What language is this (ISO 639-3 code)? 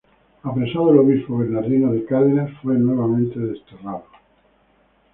spa